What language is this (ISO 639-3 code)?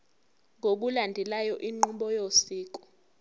zul